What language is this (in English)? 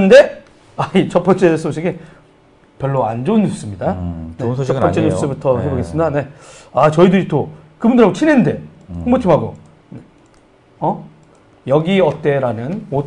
Korean